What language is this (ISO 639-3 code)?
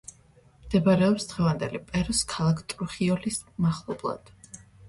kat